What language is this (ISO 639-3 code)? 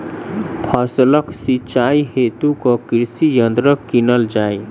mai